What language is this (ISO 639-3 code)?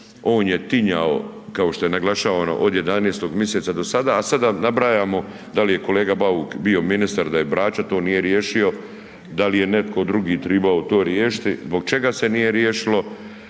hrv